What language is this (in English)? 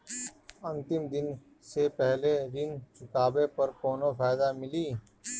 Bhojpuri